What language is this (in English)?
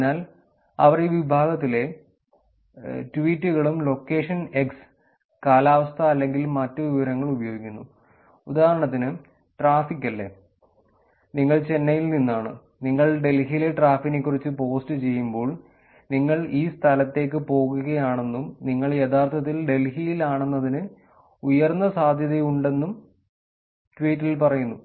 Malayalam